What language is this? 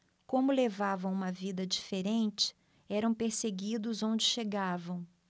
Portuguese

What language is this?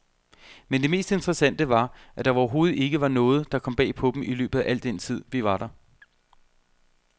Danish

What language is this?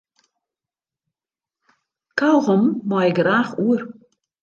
Western Frisian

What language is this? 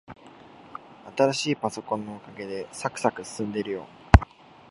Japanese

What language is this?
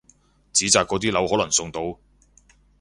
Cantonese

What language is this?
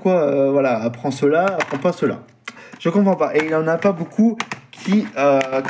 French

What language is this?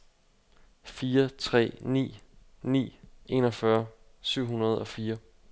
Danish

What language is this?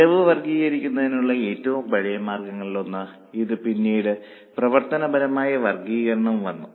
Malayalam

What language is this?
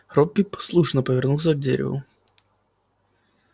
Russian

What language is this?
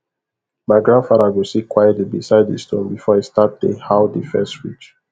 Nigerian Pidgin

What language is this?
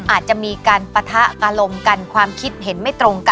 Thai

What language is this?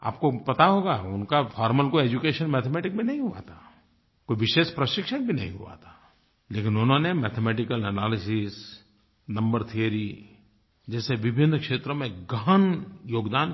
Hindi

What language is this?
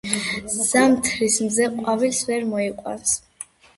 Georgian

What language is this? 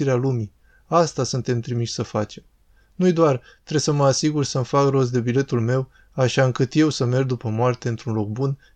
Romanian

